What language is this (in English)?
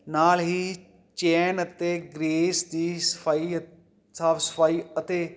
Punjabi